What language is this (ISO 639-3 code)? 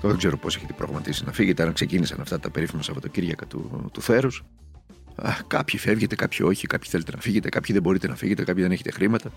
ell